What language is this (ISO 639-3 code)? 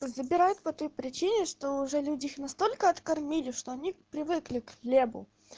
rus